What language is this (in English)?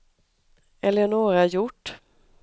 Swedish